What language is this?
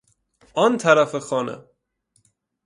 Persian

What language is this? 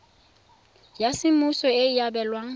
Tswana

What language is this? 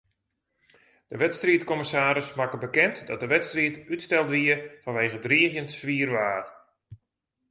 Western Frisian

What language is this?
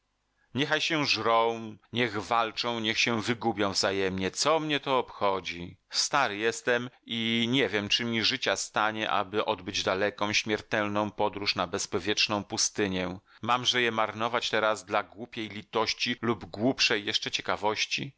Polish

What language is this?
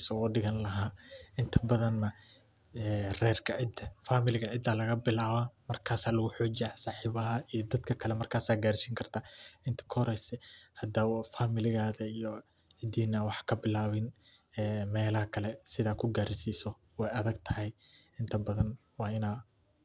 Somali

